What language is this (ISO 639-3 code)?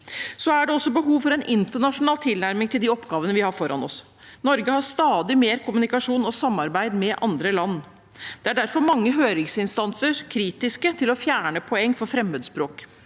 nor